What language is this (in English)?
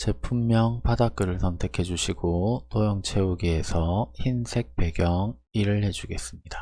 Korean